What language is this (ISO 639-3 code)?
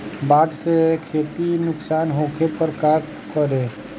bho